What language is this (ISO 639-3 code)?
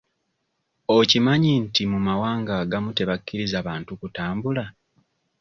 lug